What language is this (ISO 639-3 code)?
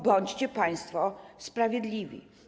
pol